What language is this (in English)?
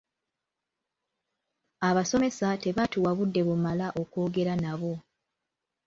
Ganda